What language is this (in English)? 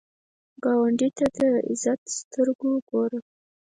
Pashto